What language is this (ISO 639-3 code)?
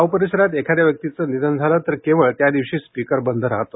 mar